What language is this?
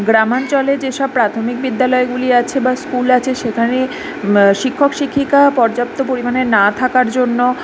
Bangla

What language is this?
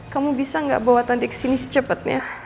Indonesian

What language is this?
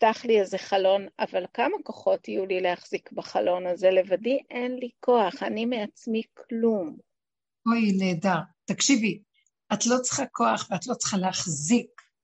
Hebrew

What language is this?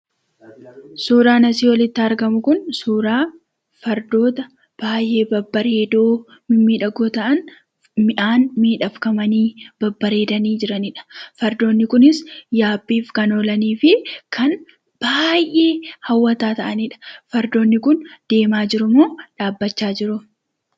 Oromo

